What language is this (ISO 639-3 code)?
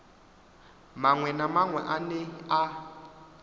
ven